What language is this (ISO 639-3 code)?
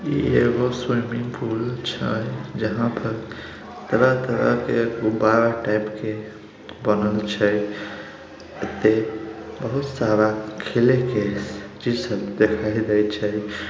mag